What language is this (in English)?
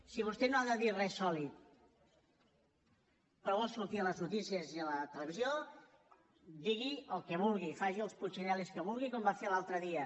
Catalan